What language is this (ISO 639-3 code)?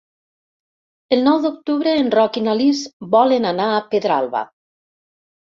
cat